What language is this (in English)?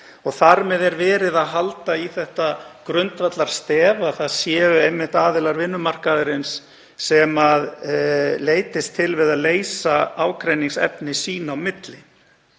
Icelandic